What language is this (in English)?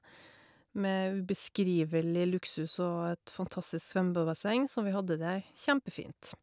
Norwegian